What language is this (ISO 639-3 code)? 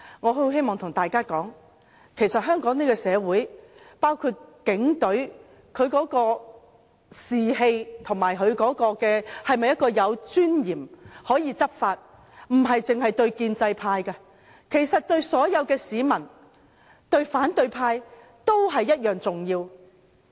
yue